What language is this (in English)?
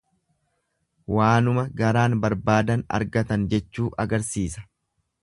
Oromo